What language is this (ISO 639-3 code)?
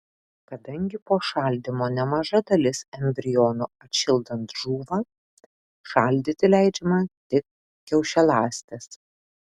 lit